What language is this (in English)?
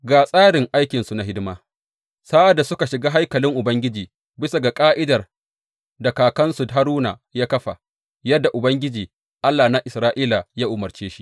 Hausa